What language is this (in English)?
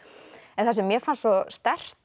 Icelandic